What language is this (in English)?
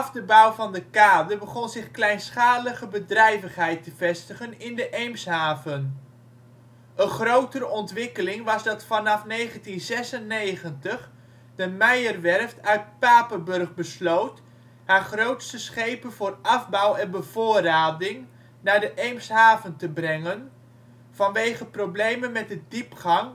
Dutch